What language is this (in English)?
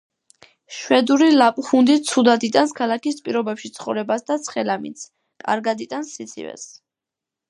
Georgian